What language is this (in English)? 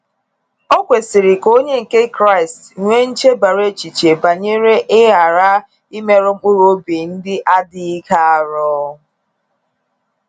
Igbo